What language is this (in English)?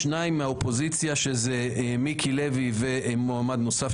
Hebrew